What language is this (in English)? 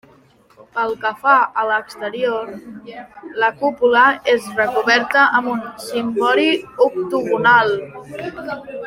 Catalan